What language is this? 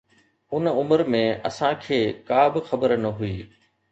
Sindhi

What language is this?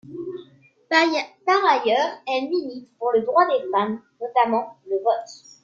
French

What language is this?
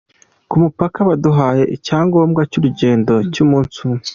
Kinyarwanda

